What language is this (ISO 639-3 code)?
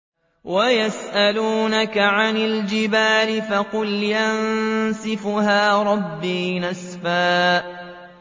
ara